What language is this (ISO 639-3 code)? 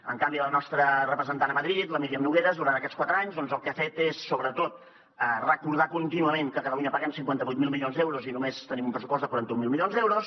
cat